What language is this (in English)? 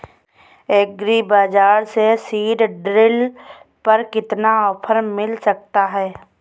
Hindi